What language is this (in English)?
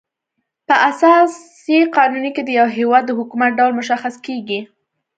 Pashto